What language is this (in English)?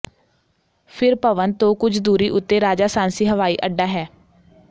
Punjabi